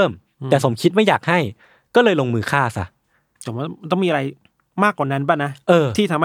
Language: Thai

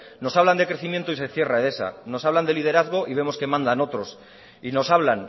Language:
Spanish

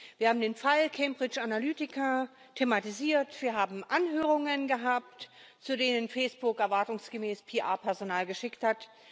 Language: German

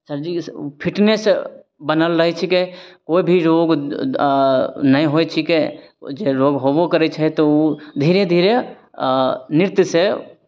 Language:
Maithili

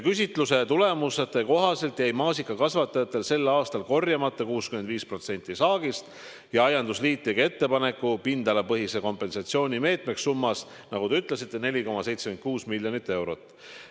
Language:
Estonian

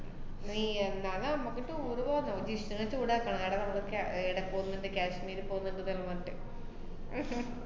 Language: Malayalam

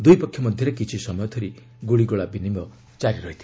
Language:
Odia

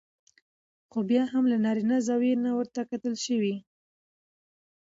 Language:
Pashto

